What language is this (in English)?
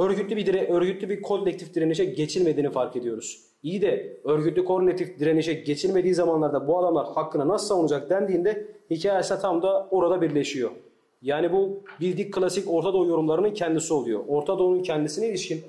Turkish